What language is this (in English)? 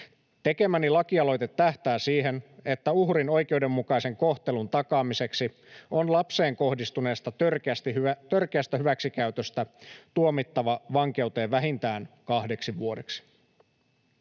Finnish